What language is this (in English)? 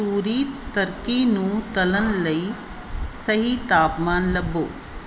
Punjabi